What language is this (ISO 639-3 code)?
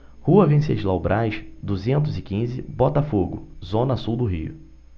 por